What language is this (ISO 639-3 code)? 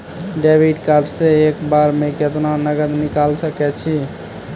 mai